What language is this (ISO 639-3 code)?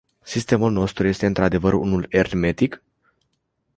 ron